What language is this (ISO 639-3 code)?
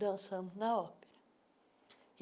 por